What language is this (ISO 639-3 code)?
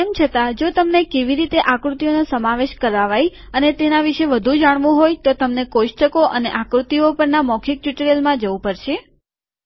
guj